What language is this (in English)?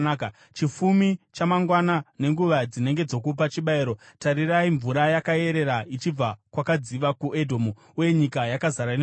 Shona